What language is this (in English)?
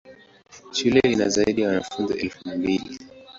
Swahili